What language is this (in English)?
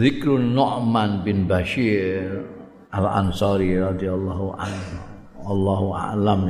Indonesian